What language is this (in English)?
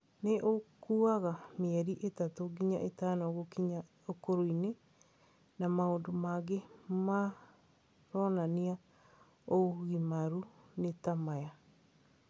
Kikuyu